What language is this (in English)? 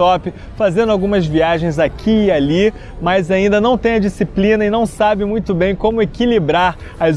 Portuguese